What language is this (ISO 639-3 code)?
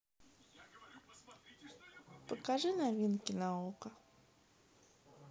rus